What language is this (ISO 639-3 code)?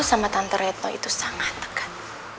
ind